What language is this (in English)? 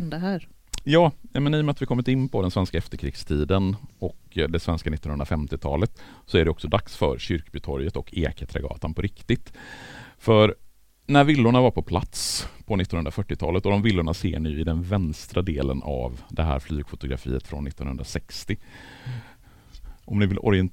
Swedish